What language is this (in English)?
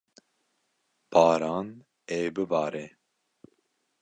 Kurdish